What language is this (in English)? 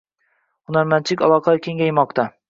Uzbek